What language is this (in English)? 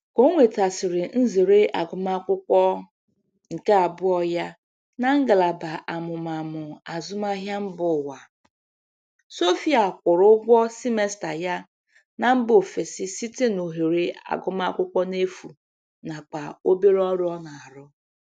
Igbo